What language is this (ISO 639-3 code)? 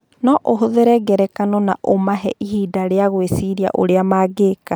kik